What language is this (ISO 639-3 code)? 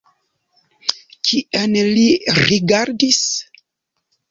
epo